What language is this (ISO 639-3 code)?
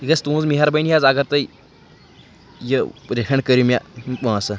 kas